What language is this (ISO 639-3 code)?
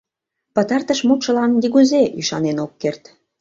chm